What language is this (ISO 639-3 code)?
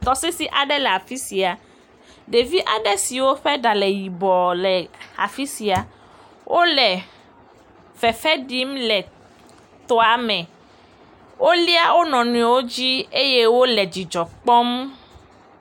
ewe